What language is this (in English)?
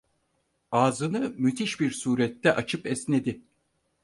Turkish